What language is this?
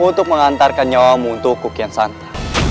Indonesian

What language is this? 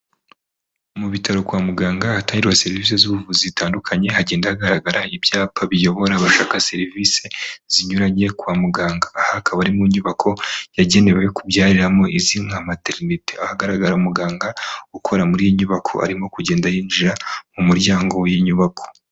Kinyarwanda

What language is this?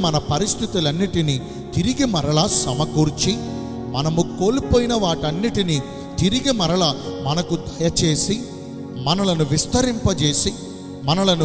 Telugu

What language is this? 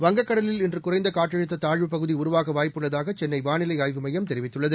Tamil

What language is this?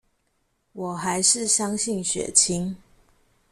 Chinese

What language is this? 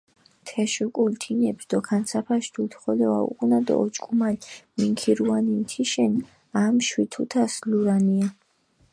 Mingrelian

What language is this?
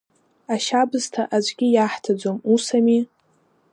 Abkhazian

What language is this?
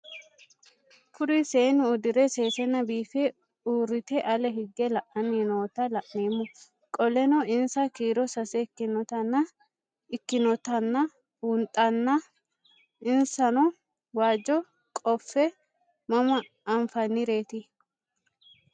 Sidamo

